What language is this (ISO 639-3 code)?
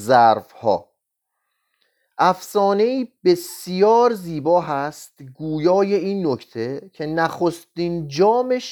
fas